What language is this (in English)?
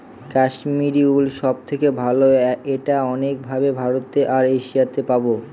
Bangla